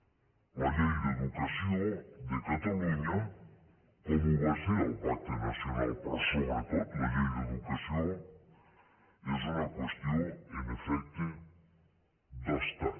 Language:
Catalan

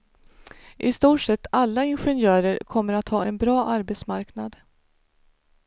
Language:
Swedish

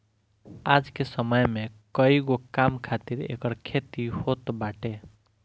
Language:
Bhojpuri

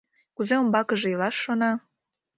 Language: Mari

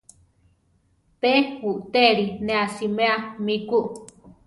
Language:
Central Tarahumara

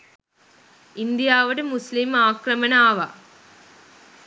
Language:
Sinhala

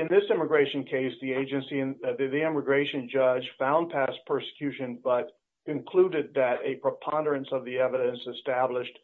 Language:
English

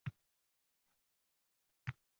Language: Uzbek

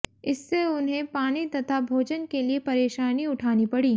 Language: Hindi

